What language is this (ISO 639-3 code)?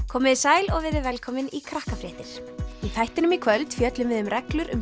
isl